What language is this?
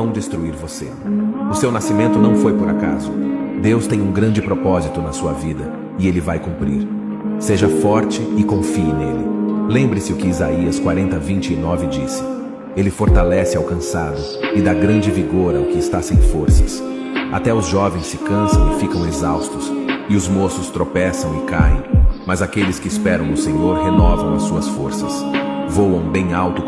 Portuguese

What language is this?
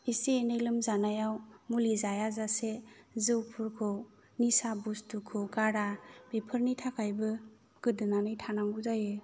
Bodo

